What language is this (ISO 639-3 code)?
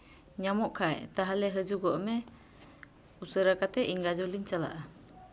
sat